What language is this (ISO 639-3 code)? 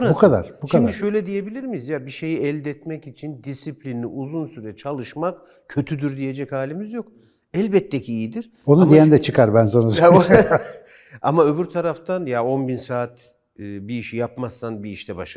tur